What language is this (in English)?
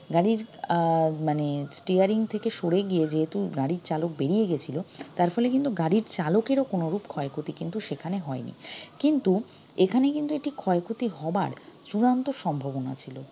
Bangla